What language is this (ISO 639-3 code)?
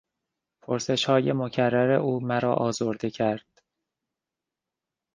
fas